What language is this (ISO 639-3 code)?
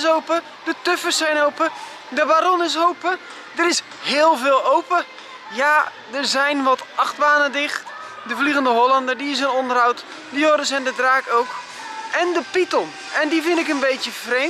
nld